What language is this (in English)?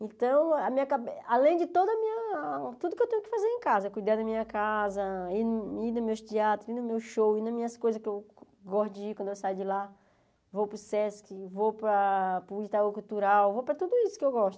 Portuguese